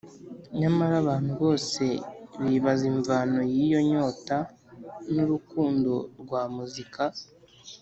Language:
Kinyarwanda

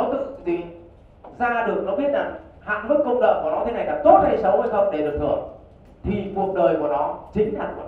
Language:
Vietnamese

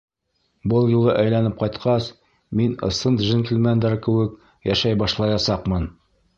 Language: Bashkir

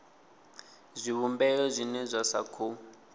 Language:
Venda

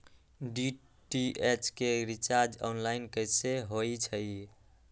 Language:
Magahi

